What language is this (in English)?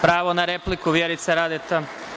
Serbian